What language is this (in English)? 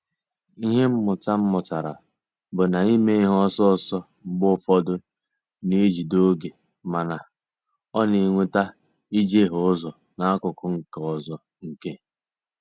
Igbo